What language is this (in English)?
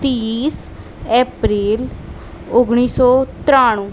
Gujarati